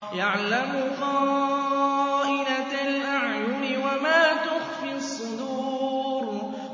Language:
Arabic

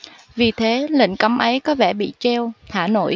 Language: Vietnamese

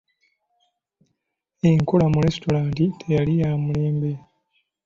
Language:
Ganda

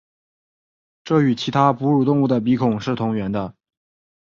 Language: Chinese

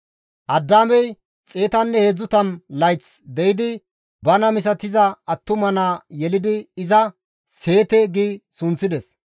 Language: Gamo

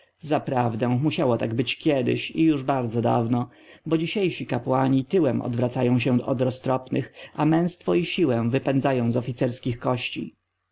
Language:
Polish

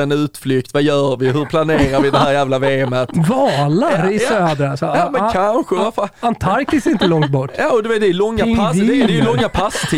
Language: Swedish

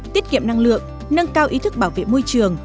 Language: Vietnamese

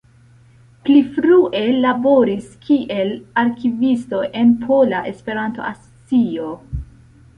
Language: Esperanto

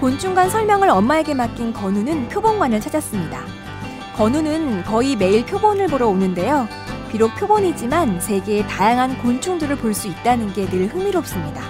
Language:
Korean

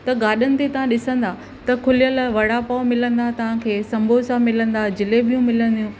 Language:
Sindhi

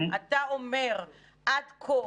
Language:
Hebrew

